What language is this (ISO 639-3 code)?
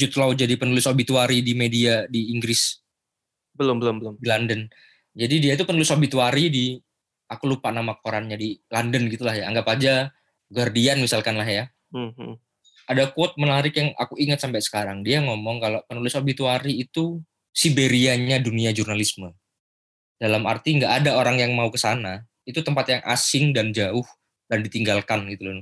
ind